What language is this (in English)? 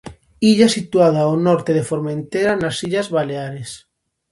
Galician